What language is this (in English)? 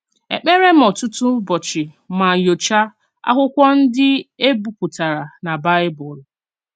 Igbo